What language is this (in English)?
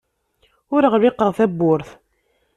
Kabyle